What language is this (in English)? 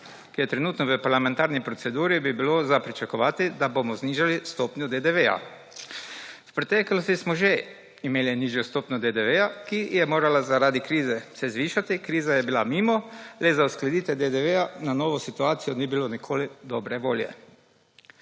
Slovenian